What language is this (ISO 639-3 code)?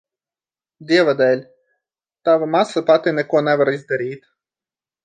lav